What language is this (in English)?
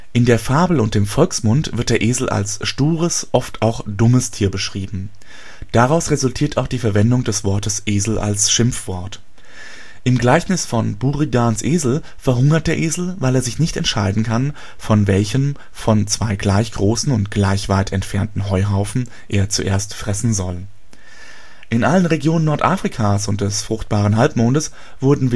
German